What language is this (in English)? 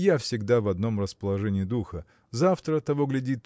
Russian